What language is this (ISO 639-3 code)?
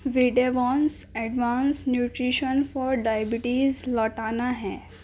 urd